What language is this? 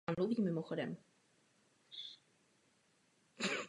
Czech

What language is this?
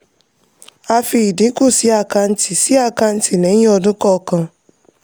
Yoruba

